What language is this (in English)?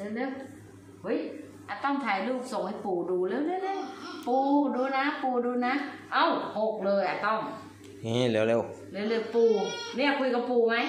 Thai